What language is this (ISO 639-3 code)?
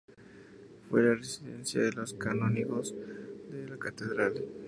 spa